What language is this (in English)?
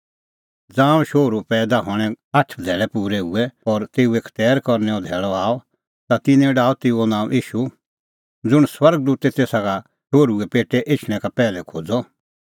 Kullu Pahari